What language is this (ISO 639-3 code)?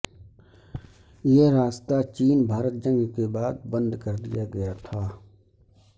urd